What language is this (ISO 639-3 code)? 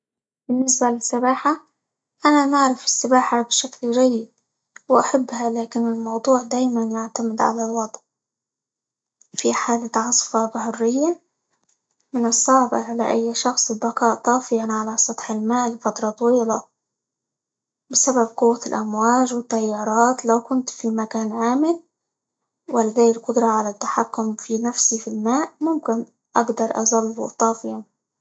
ayl